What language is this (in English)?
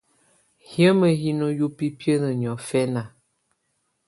Tunen